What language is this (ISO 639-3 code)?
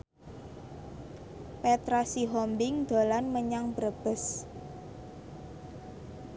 jav